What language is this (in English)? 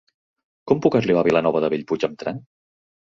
Catalan